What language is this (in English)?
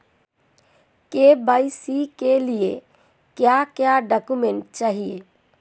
Hindi